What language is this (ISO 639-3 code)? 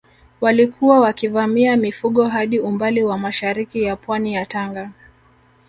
swa